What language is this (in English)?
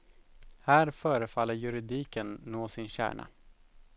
Swedish